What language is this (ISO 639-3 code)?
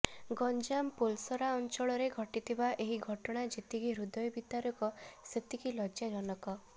ori